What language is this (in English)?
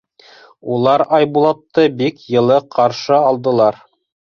Bashkir